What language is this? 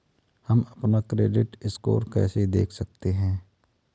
Hindi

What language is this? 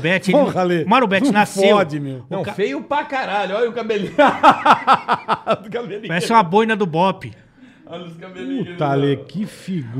Portuguese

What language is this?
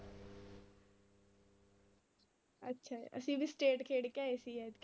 Punjabi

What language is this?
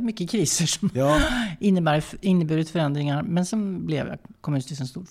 Swedish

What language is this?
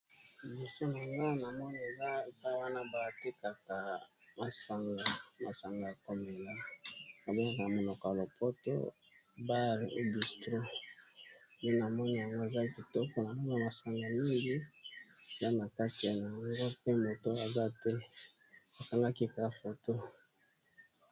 Lingala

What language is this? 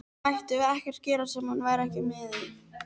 Icelandic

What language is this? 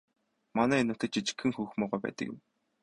Mongolian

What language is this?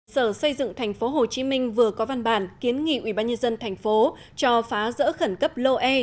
Vietnamese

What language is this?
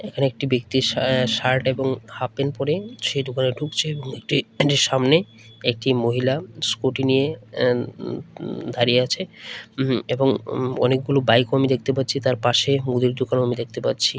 Bangla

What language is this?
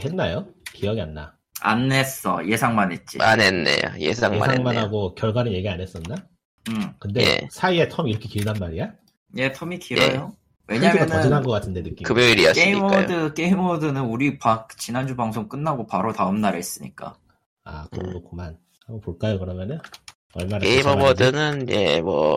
Korean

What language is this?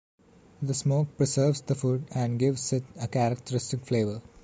English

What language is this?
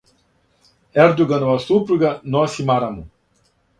Serbian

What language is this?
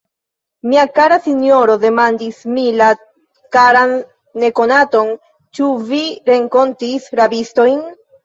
Esperanto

